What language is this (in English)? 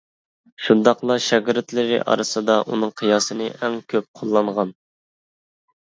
Uyghur